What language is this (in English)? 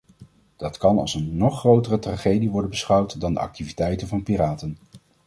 Dutch